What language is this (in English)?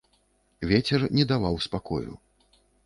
Belarusian